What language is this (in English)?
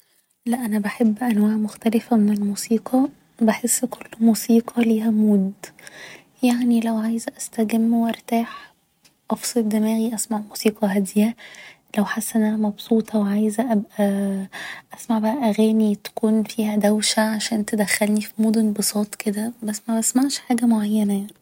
Egyptian Arabic